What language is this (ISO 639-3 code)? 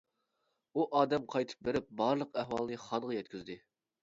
uig